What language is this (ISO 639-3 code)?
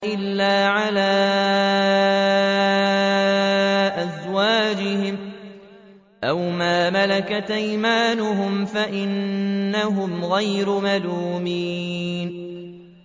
ara